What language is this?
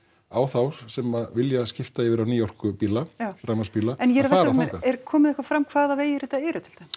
Icelandic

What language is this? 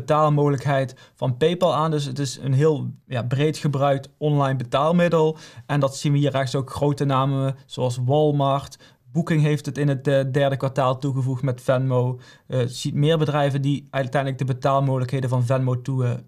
Dutch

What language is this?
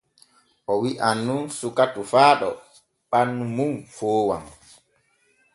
Borgu Fulfulde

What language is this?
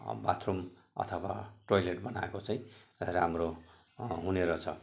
Nepali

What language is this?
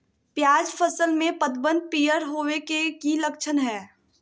Magahi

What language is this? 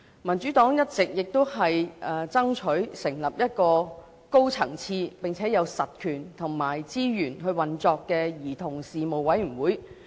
Cantonese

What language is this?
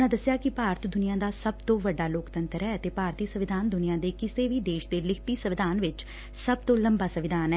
Punjabi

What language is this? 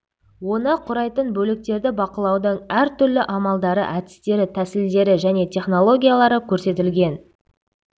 Kazakh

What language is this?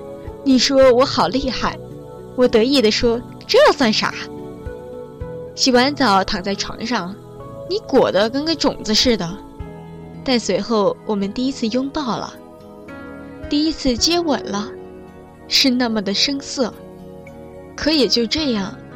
Chinese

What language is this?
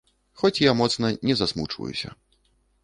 Belarusian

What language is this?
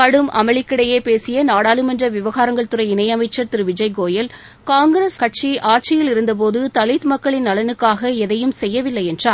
Tamil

